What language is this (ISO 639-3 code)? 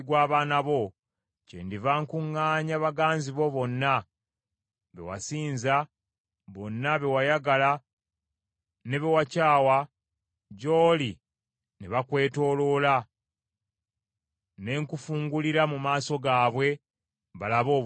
lug